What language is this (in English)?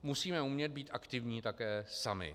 Czech